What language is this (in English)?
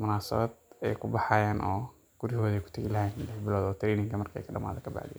Somali